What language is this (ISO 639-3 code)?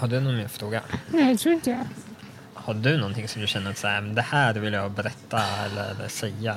swe